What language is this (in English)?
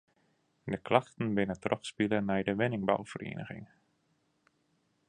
Western Frisian